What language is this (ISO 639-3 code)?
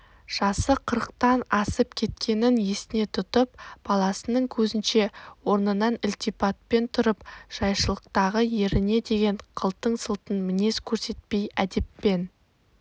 kaz